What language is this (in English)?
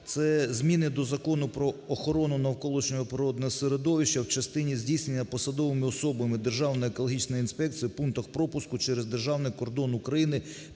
Ukrainian